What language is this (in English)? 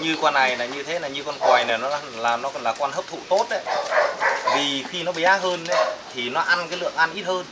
Vietnamese